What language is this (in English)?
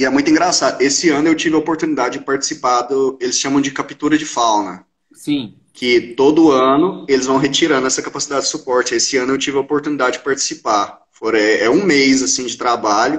Portuguese